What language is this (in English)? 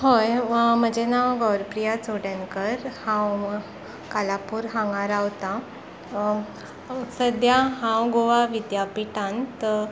Konkani